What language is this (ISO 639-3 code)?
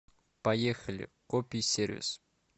rus